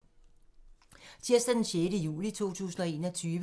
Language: Danish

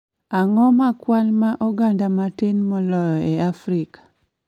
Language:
Luo (Kenya and Tanzania)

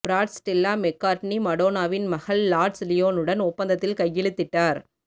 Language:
Tamil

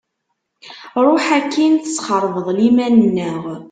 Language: Kabyle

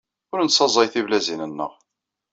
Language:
Kabyle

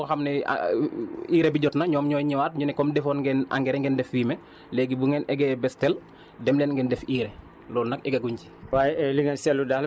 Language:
Wolof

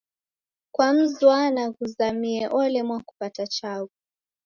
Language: Taita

